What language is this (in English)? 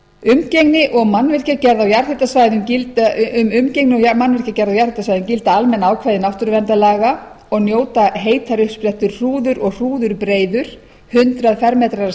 Icelandic